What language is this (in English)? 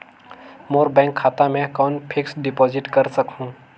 Chhattisgarhi